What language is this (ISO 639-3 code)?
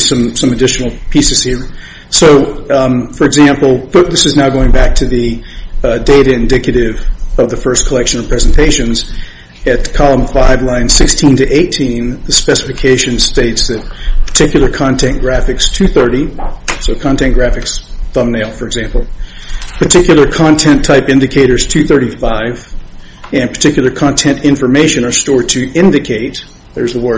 eng